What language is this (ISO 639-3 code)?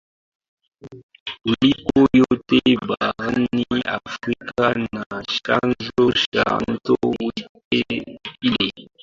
swa